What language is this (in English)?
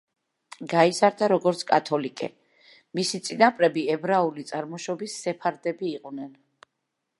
Georgian